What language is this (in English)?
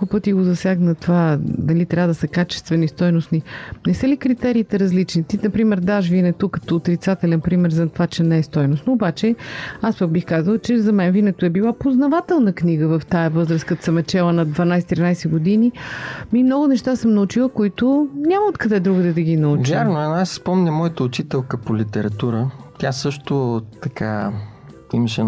Bulgarian